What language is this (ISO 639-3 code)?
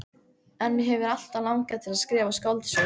isl